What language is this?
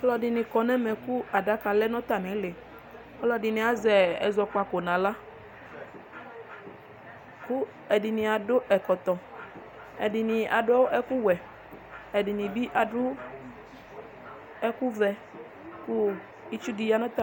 Ikposo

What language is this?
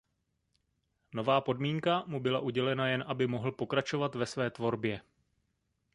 Czech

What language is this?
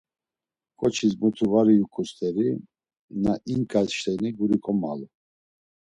Laz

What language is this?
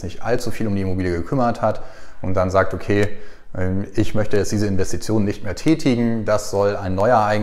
German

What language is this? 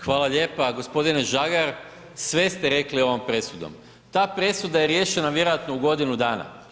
Croatian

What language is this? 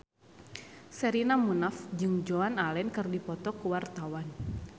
Sundanese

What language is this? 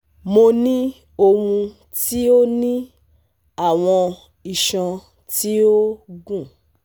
Yoruba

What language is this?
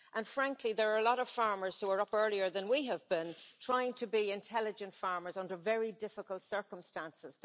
English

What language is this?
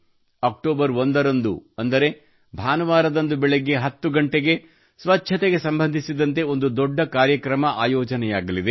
Kannada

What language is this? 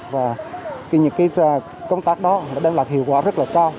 Vietnamese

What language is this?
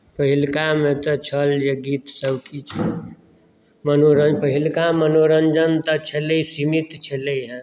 Maithili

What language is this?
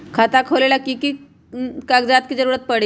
Magahi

